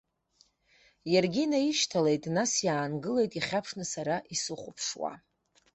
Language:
Abkhazian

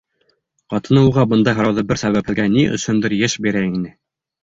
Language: Bashkir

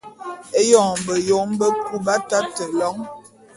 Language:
Bulu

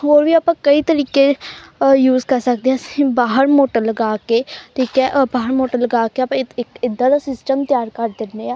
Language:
Punjabi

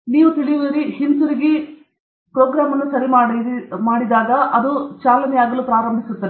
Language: Kannada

